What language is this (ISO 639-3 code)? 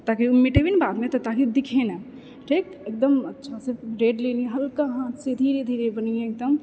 mai